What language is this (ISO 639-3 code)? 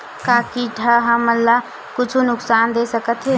hne